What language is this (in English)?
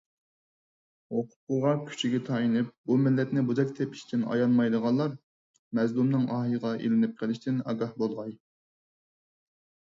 Uyghur